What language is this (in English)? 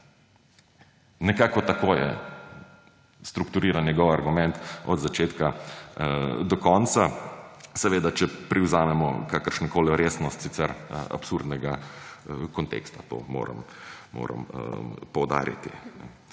Slovenian